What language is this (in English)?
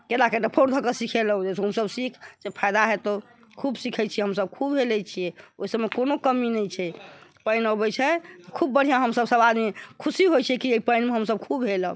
Maithili